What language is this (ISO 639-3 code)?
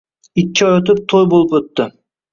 uzb